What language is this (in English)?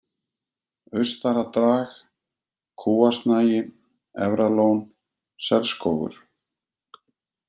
Icelandic